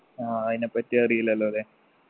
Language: Malayalam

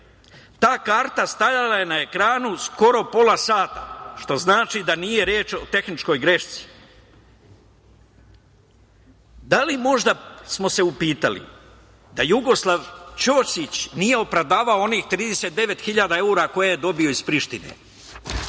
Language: Serbian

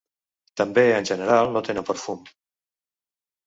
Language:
Catalan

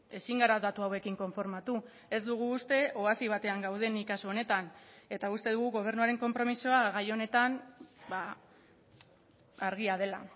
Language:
Basque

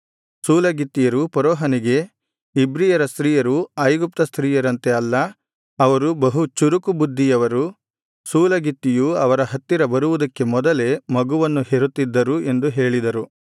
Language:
Kannada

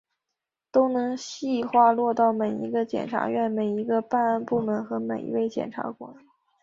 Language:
Chinese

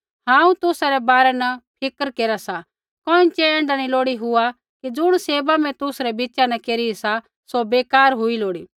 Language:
Kullu Pahari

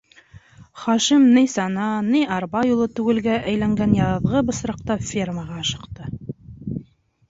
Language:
Bashkir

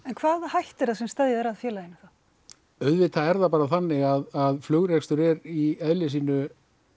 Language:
Icelandic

